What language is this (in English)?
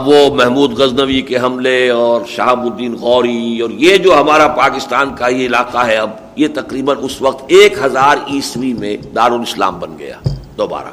Urdu